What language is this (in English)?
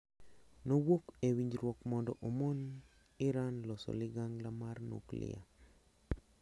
Luo (Kenya and Tanzania)